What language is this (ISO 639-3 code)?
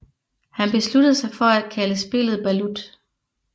dan